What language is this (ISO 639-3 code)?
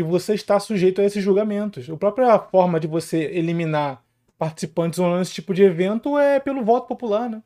por